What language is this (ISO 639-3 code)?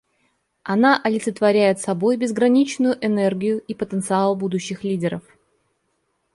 rus